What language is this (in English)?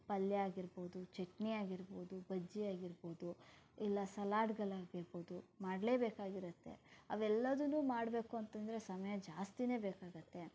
Kannada